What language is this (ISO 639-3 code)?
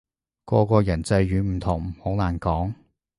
yue